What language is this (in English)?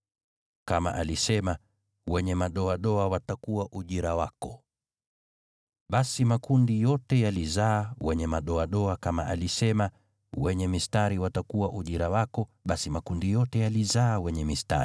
Swahili